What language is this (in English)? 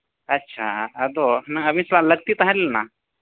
Santali